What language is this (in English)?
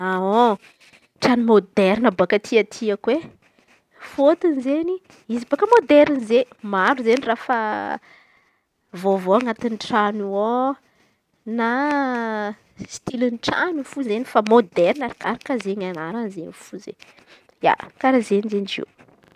Antankarana Malagasy